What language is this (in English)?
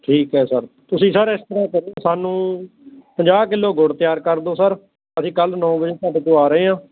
Punjabi